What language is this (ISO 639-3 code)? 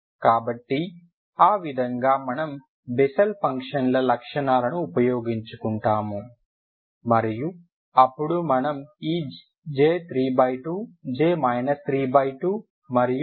tel